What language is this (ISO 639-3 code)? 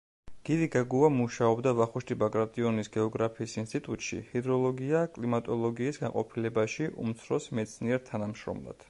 kat